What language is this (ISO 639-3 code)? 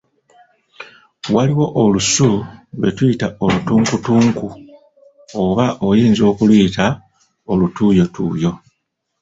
lug